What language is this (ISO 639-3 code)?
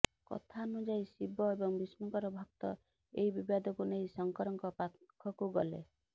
ori